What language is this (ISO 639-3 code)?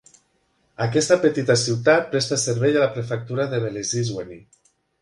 cat